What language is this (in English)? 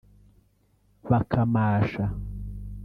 Kinyarwanda